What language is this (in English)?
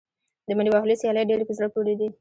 Pashto